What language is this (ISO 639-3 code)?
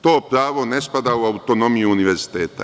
srp